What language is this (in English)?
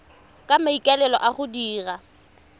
Tswana